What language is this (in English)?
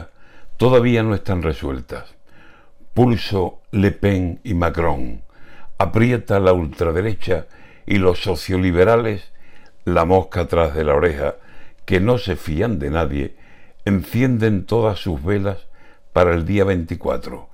Spanish